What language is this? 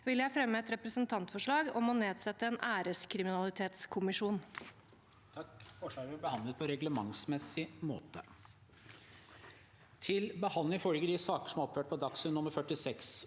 Norwegian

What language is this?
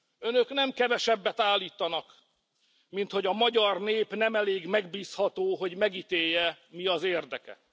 Hungarian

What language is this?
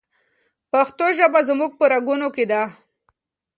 Pashto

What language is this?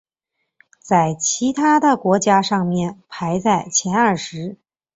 Chinese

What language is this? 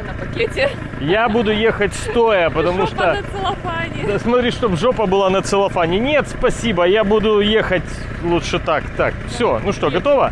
Russian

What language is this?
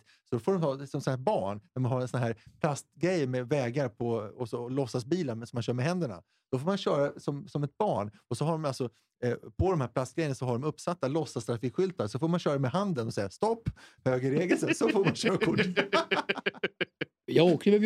Swedish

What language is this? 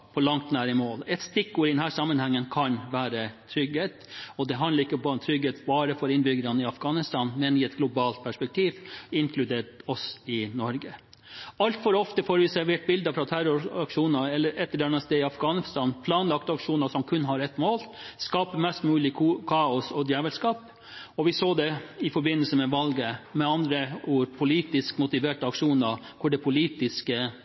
Norwegian Bokmål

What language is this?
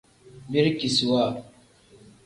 Tem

